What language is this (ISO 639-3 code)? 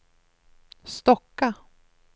swe